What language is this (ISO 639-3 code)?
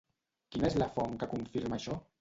cat